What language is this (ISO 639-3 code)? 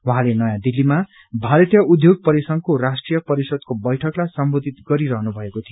nep